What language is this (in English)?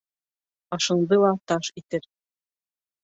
Bashkir